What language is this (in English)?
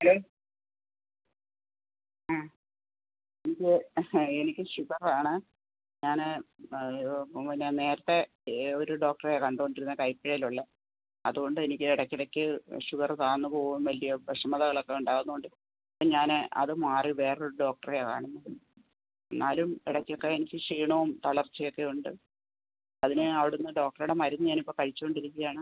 Malayalam